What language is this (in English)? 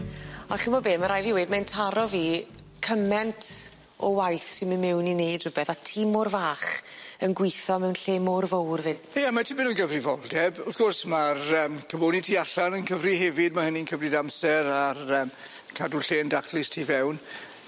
Welsh